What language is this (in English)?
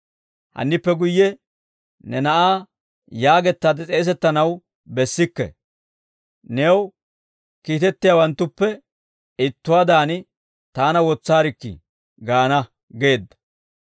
Dawro